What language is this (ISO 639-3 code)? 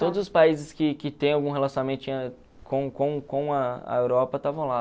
por